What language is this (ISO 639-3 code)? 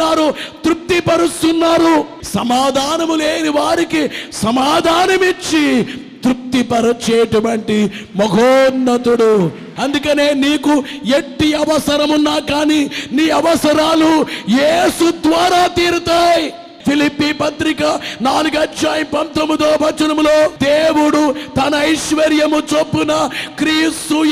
tel